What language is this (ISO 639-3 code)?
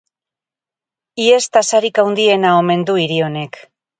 eus